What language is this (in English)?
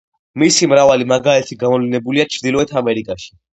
Georgian